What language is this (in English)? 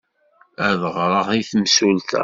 Kabyle